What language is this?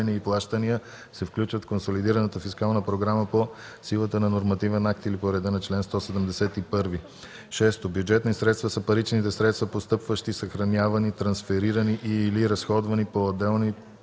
Bulgarian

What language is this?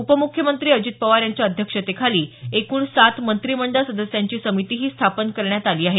Marathi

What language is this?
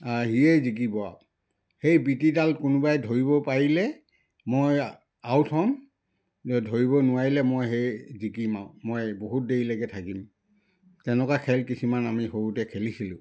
Assamese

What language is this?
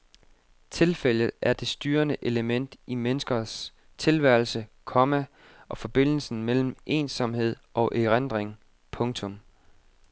Danish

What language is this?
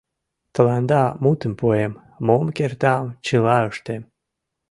Mari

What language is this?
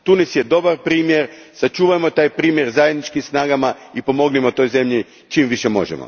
Croatian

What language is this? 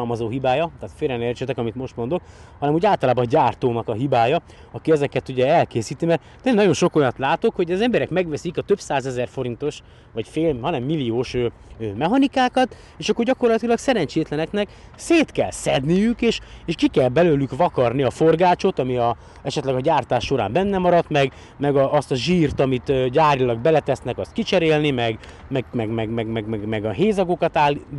Hungarian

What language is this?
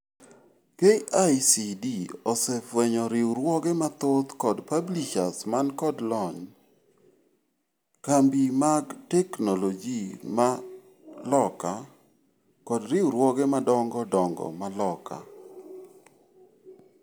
Luo (Kenya and Tanzania)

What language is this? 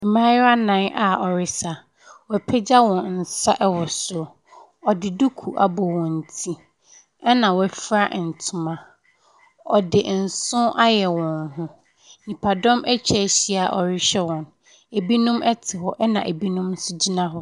Akan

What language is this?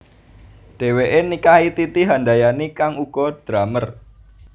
Javanese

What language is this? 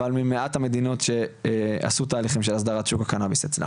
Hebrew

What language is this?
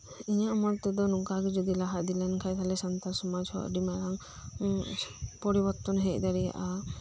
Santali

